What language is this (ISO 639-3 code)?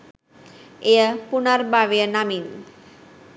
sin